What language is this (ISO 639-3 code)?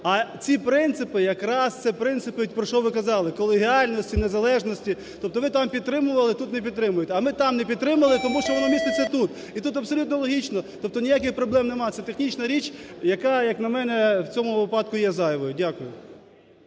ukr